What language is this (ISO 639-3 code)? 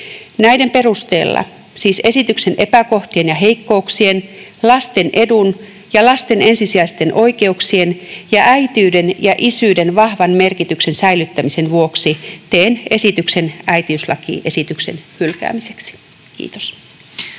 fin